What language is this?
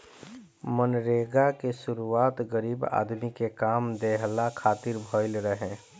Bhojpuri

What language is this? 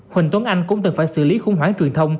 Vietnamese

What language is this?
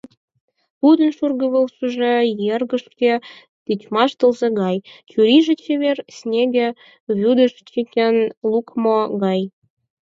Mari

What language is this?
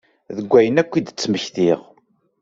Kabyle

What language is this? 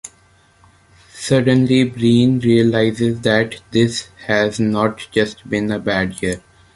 English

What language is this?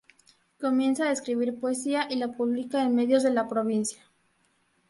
Spanish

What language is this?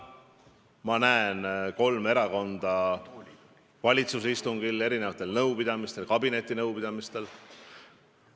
Estonian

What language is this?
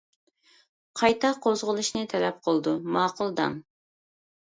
Uyghur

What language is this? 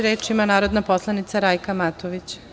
Serbian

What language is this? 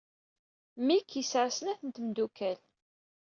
Kabyle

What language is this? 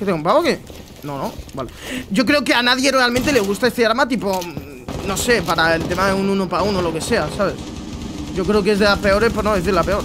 Spanish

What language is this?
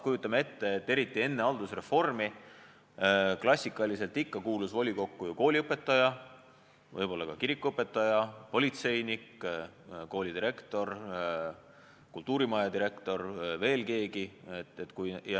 Estonian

